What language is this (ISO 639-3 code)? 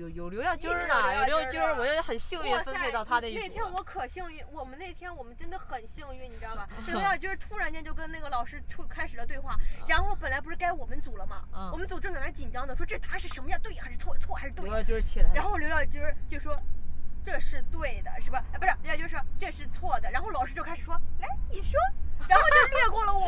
zho